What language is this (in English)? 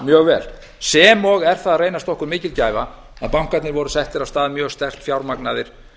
Icelandic